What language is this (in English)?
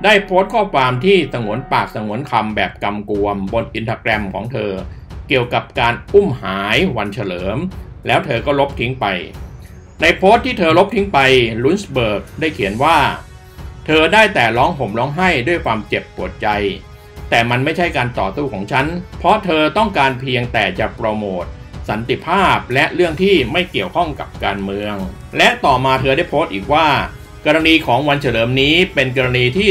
Thai